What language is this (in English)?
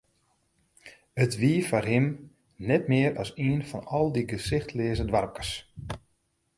Western Frisian